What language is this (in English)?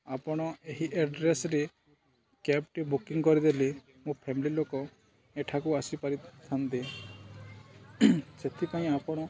Odia